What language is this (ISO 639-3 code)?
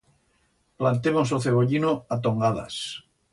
arg